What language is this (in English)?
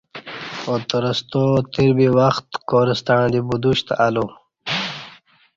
Kati